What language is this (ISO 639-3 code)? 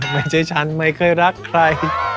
tha